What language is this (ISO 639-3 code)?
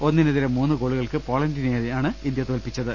mal